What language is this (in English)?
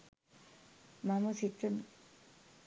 Sinhala